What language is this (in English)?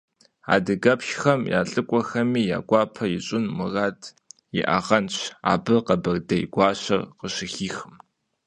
Kabardian